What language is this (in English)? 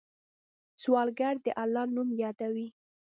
Pashto